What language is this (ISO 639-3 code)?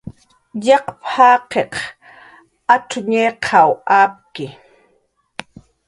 jqr